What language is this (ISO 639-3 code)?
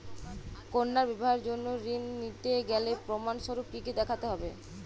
ben